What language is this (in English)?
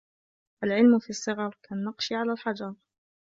Arabic